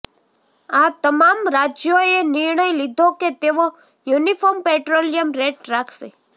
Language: Gujarati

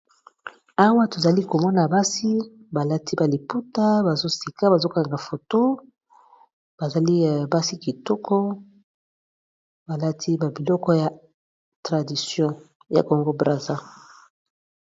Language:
Lingala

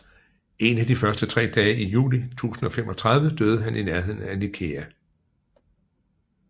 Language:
Danish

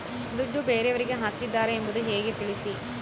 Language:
Kannada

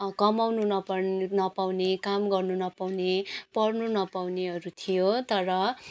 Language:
Nepali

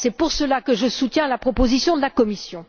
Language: French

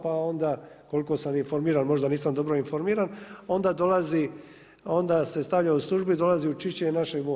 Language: Croatian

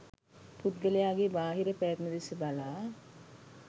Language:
Sinhala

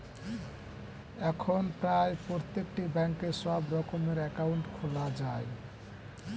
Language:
Bangla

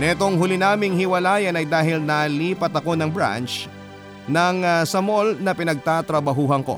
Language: Filipino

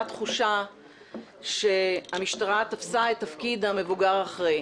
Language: Hebrew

